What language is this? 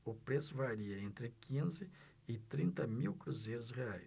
Portuguese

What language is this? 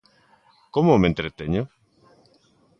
Galician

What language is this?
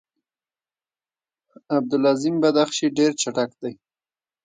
Pashto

